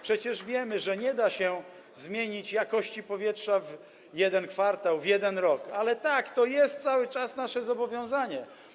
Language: Polish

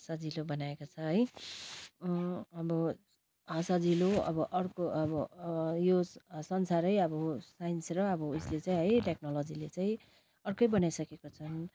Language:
Nepali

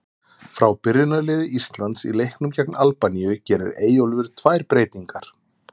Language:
Icelandic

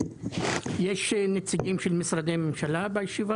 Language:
Hebrew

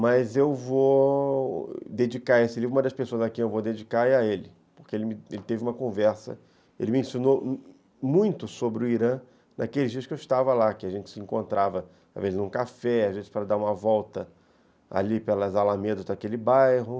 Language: Portuguese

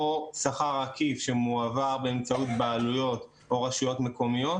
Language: Hebrew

